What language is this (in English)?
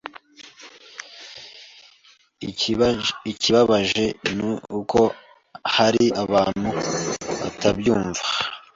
Kinyarwanda